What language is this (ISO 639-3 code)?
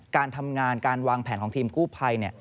tha